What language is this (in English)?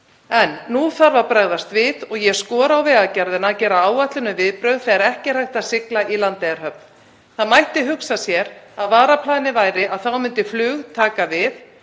Icelandic